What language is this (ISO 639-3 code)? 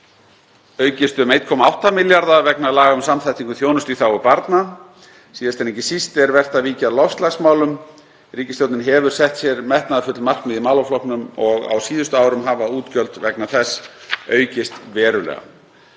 isl